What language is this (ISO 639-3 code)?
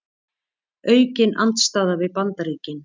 isl